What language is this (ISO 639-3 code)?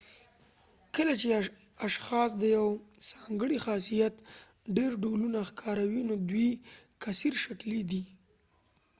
pus